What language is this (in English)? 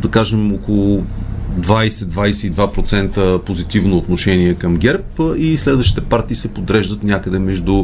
Bulgarian